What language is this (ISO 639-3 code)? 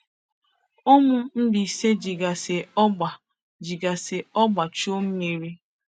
ibo